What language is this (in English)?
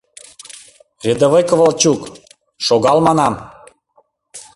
Mari